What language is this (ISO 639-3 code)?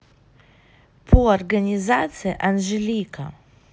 rus